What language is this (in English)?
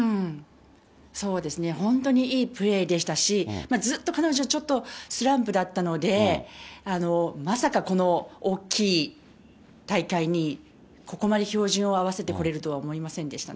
Japanese